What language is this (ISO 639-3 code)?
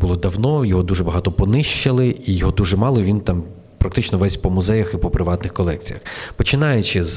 ukr